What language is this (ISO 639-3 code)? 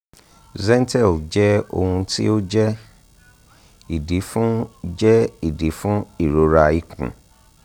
yor